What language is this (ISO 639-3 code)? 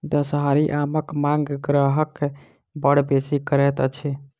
mai